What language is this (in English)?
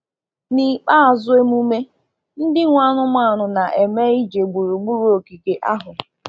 Igbo